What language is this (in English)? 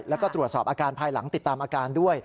Thai